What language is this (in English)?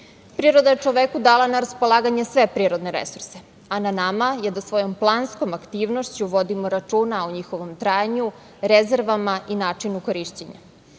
Serbian